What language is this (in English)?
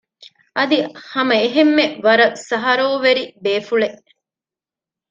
Divehi